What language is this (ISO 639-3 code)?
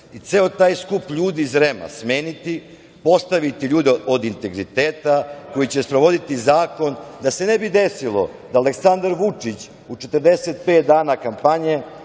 srp